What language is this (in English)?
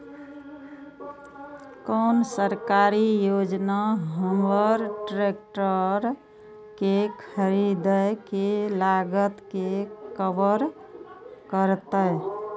Maithili